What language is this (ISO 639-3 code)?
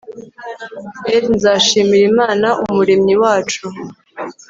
kin